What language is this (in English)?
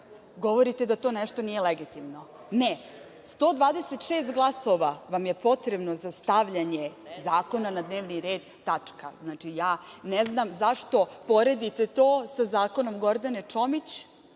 Serbian